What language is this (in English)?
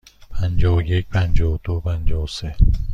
Persian